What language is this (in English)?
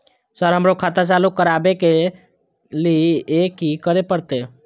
Maithili